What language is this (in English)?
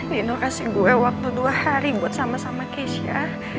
Indonesian